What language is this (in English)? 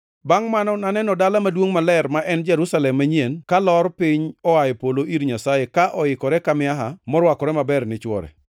Luo (Kenya and Tanzania)